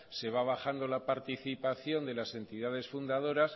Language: Spanish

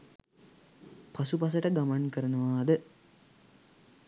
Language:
Sinhala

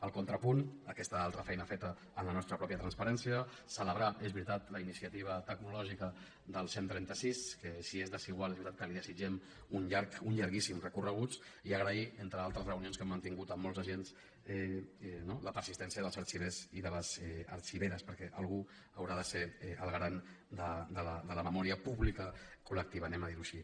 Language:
Catalan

